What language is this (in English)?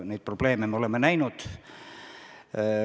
Estonian